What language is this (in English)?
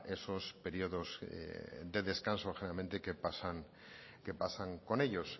Spanish